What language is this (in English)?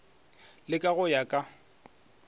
Northern Sotho